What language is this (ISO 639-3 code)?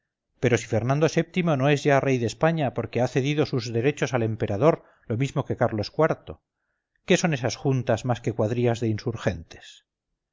spa